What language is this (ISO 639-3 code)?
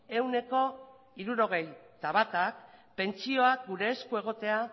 eus